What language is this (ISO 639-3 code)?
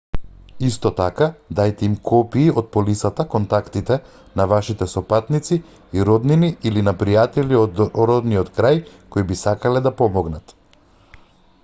mkd